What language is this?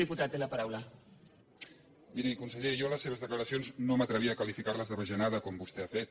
Catalan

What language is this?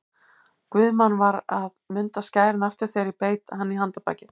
Icelandic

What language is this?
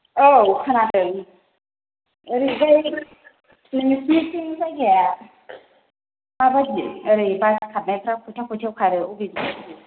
Bodo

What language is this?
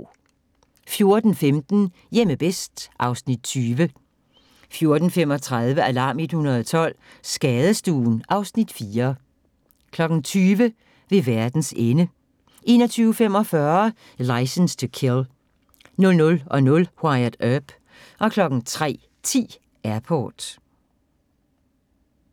Danish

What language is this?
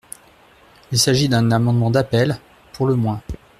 French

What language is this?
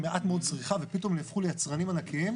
Hebrew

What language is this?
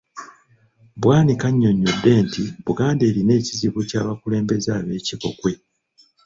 Ganda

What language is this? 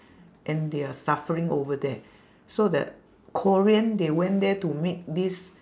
English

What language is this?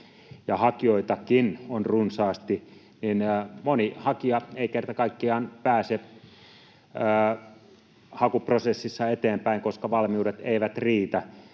Finnish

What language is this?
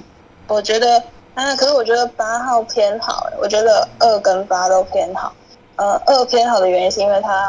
Chinese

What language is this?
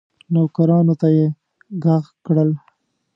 Pashto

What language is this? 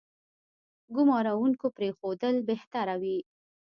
Pashto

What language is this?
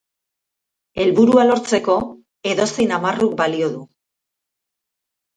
Basque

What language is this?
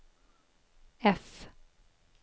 Swedish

